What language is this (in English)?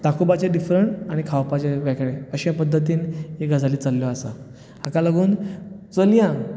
Konkani